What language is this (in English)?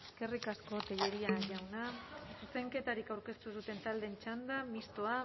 Basque